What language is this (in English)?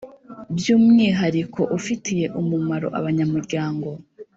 Kinyarwanda